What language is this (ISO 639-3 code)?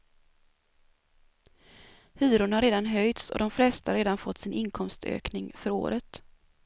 swe